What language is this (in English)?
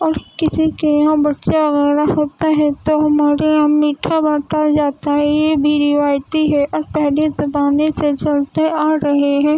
Urdu